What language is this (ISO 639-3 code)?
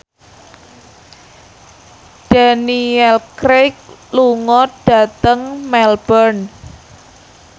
jav